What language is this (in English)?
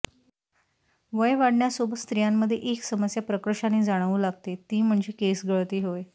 Marathi